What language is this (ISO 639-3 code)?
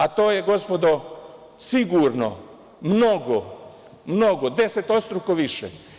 srp